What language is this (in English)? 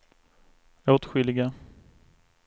Swedish